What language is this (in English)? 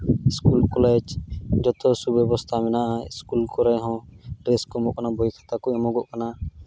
Santali